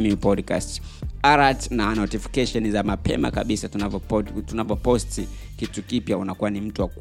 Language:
Swahili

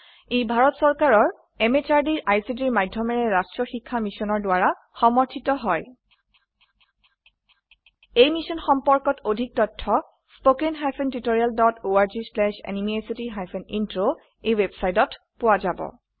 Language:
Assamese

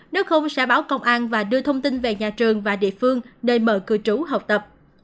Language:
Vietnamese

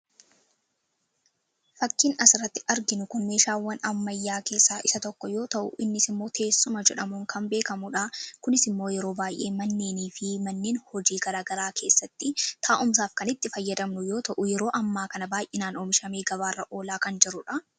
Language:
Oromo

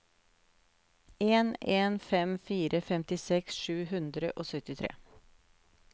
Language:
Norwegian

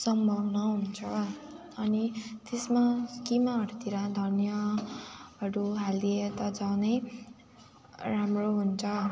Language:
Nepali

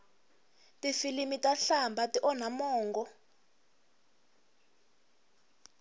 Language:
Tsonga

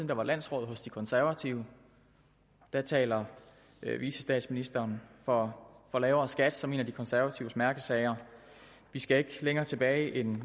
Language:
Danish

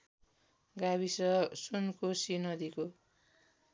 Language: Nepali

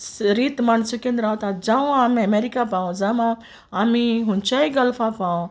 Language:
Konkani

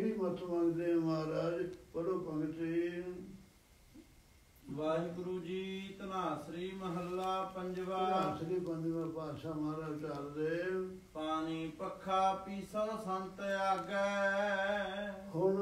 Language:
Arabic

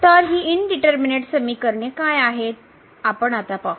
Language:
Marathi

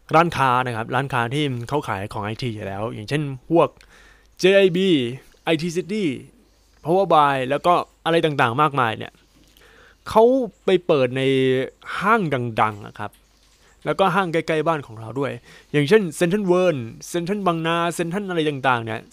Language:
Thai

